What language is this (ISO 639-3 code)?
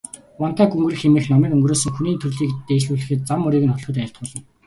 mon